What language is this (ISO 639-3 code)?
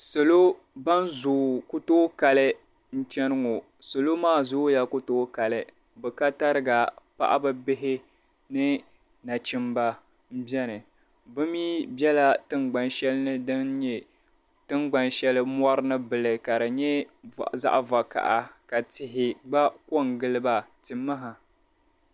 dag